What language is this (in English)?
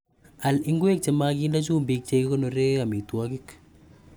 Kalenjin